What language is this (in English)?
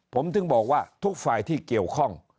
Thai